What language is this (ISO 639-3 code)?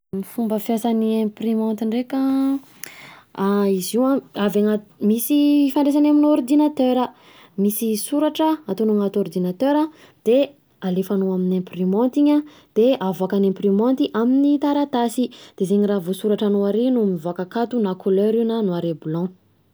bzc